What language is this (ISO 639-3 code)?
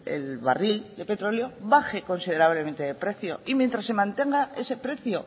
spa